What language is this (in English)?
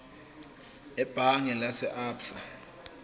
Zulu